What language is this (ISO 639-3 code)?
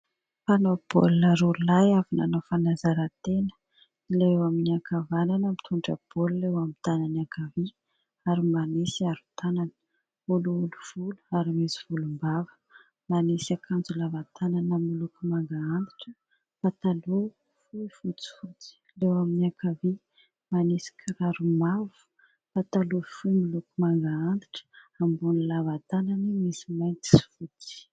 mlg